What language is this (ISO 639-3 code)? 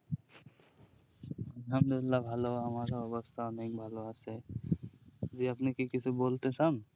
ben